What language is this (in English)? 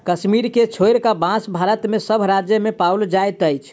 Maithili